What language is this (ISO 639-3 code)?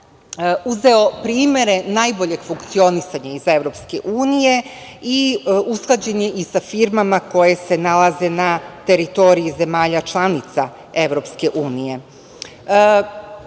srp